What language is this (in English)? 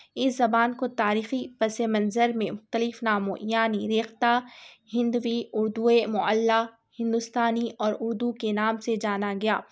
Urdu